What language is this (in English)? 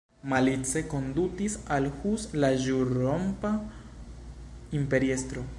Esperanto